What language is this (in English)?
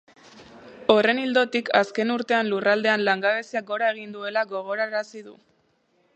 Basque